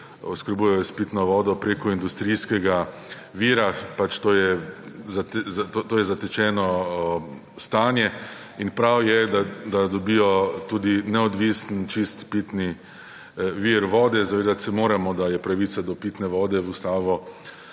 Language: Slovenian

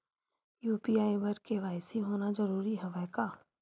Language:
Chhattisgarhi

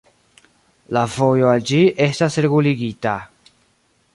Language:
Esperanto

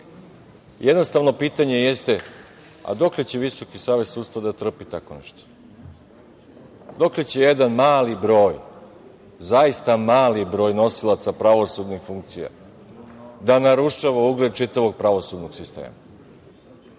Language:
Serbian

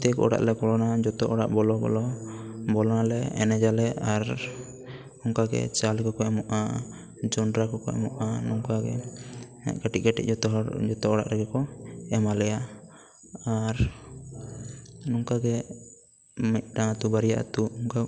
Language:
Santali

